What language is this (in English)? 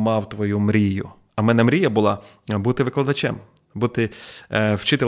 Ukrainian